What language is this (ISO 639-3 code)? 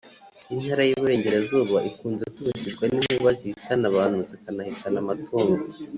kin